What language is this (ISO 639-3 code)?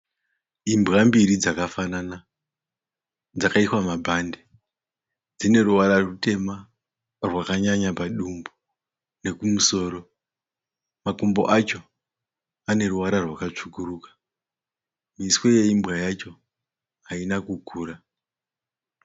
sna